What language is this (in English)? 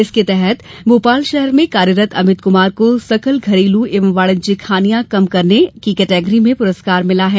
Hindi